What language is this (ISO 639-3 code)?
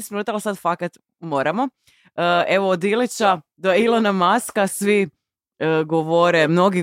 hrv